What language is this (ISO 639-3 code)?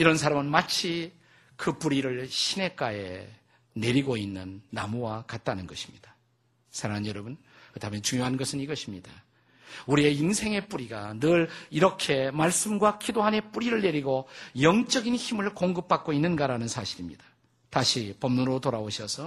kor